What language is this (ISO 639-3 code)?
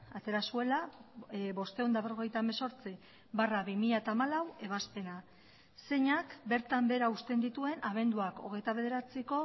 eus